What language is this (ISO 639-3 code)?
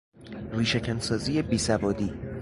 fas